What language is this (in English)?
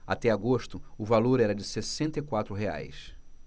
Portuguese